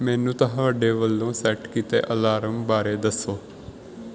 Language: Punjabi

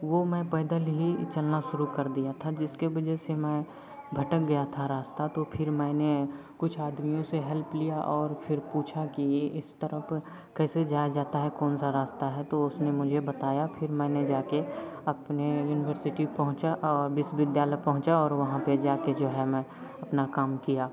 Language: Hindi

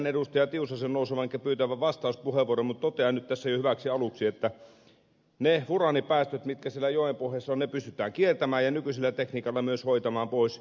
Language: Finnish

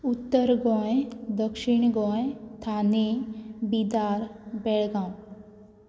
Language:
Konkani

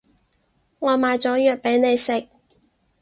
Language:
Cantonese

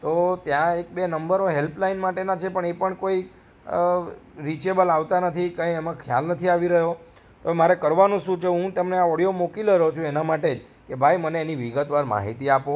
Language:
Gujarati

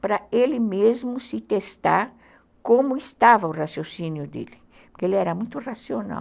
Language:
Portuguese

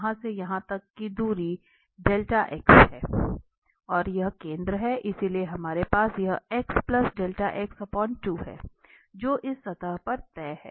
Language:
Hindi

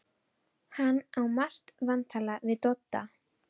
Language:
Icelandic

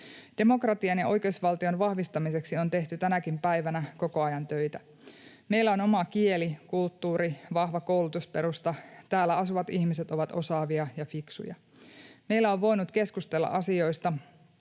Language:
Finnish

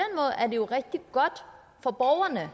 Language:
Danish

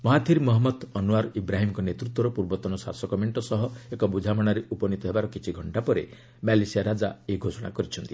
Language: Odia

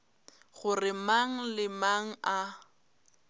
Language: Northern Sotho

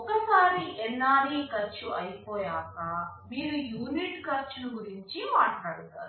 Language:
Telugu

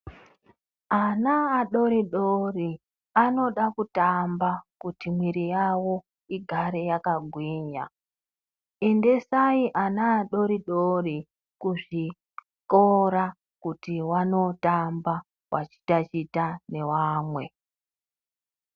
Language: Ndau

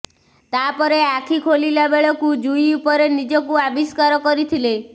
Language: Odia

